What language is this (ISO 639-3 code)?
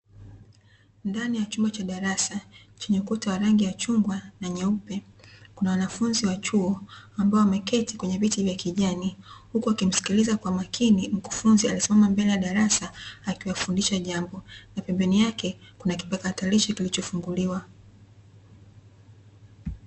swa